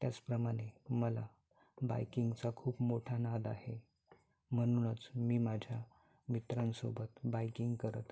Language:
Marathi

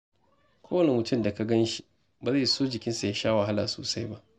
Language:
Hausa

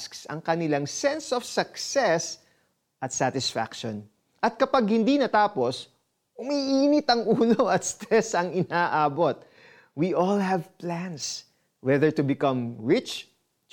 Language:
Filipino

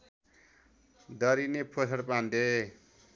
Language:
Nepali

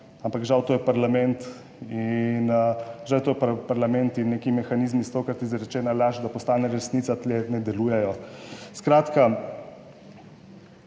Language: Slovenian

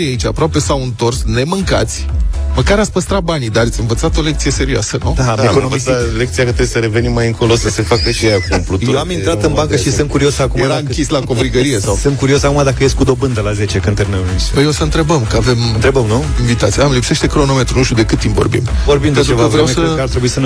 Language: Romanian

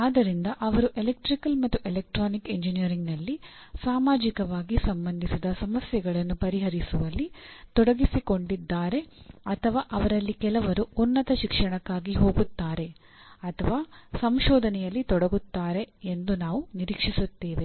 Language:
Kannada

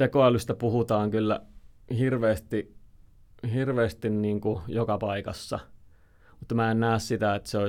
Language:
Finnish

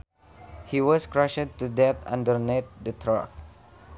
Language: Sundanese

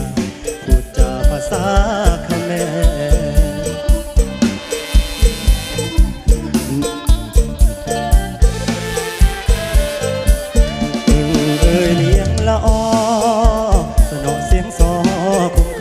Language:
Thai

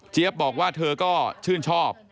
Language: Thai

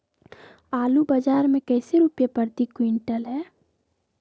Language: Magahi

